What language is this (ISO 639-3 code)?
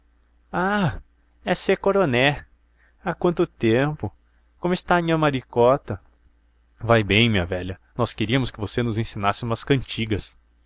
por